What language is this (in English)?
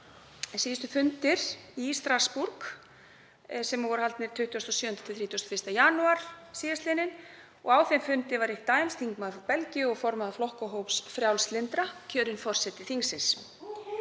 Icelandic